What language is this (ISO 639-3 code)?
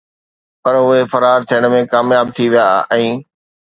snd